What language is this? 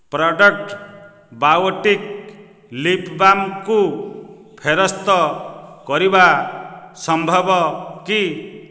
Odia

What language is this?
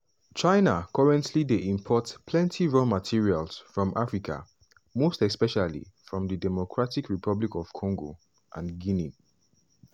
Nigerian Pidgin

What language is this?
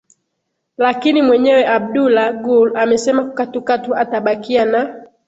Swahili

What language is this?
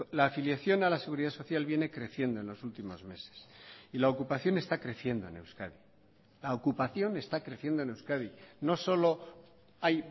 Spanish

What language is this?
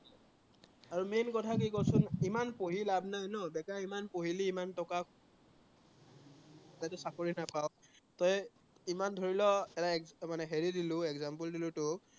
Assamese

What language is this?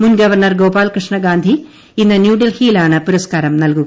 Malayalam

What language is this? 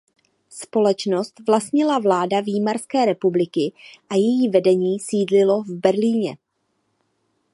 Czech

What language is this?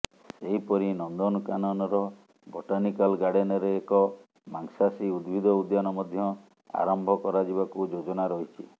Odia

